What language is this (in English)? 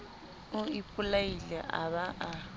Southern Sotho